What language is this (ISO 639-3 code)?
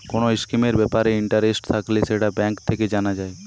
ben